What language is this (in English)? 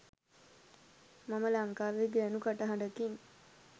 Sinhala